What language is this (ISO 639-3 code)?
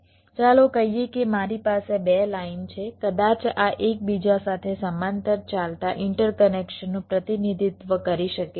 guj